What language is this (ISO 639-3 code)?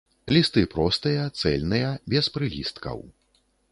bel